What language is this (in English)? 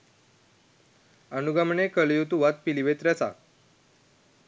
Sinhala